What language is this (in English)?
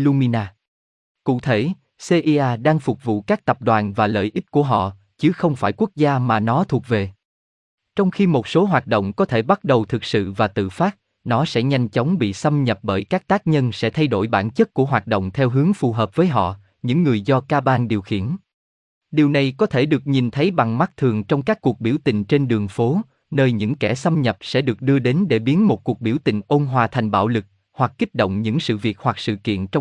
Vietnamese